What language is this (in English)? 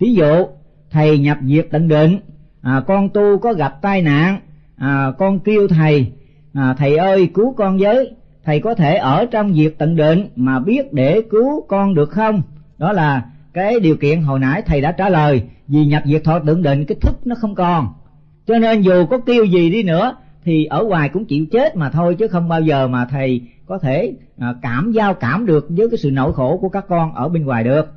Vietnamese